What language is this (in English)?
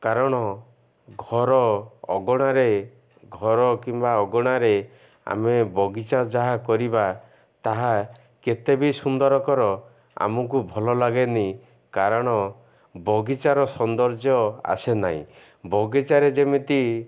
Odia